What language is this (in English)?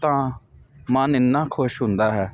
Punjabi